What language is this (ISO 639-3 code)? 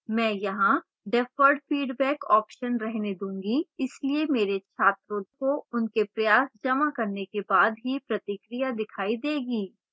hin